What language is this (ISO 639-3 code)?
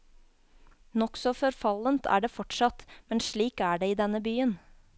nor